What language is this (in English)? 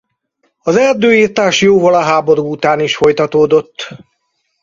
Hungarian